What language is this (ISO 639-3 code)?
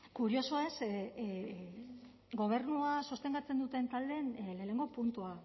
eus